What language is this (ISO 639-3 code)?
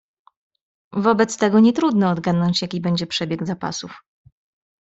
pol